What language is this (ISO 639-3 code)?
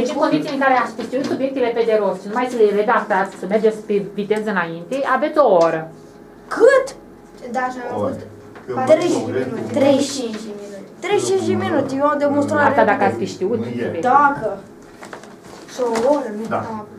ron